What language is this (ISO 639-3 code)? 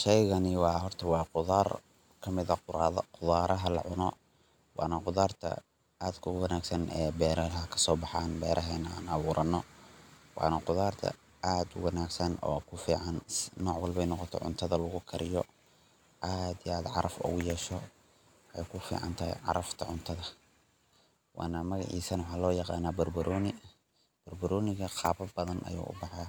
som